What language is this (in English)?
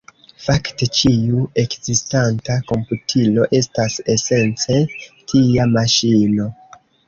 Esperanto